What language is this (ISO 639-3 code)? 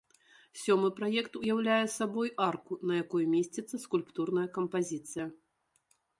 bel